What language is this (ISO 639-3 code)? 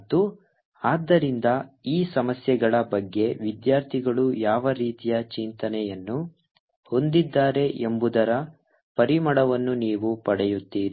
kan